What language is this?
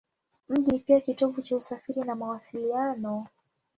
Swahili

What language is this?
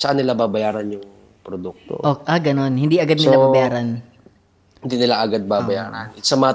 Filipino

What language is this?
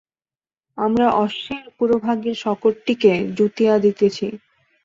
Bangla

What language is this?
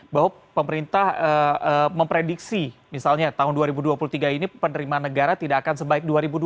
Indonesian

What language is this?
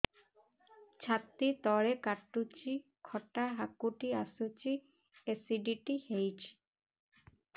Odia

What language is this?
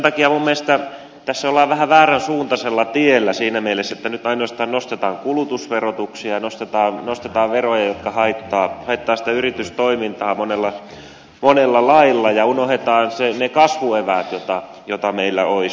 Finnish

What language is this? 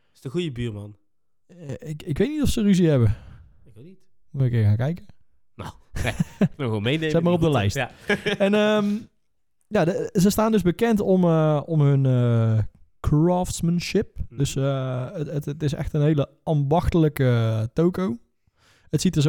Dutch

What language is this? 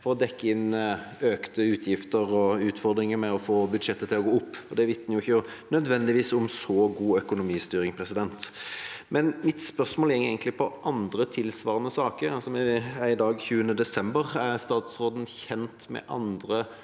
Norwegian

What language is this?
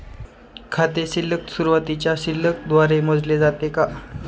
Marathi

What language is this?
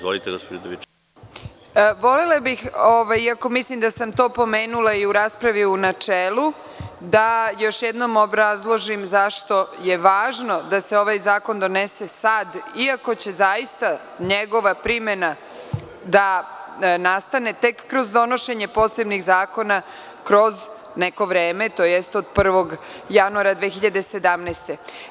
Serbian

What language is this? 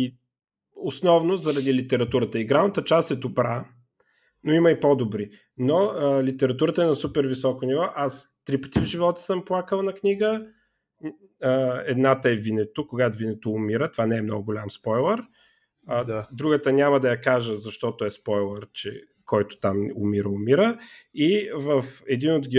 Bulgarian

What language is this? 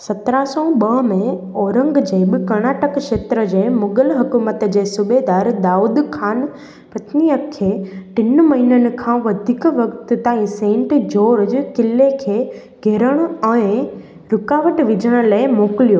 Sindhi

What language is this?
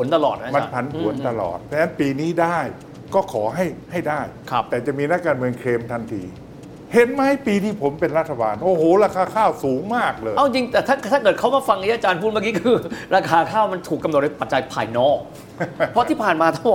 Thai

